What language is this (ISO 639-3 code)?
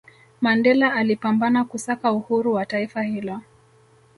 swa